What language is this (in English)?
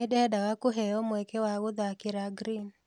Kikuyu